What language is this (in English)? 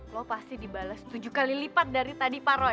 Indonesian